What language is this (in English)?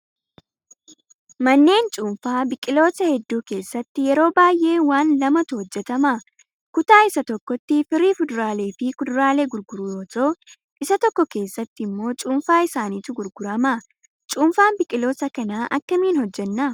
Oromo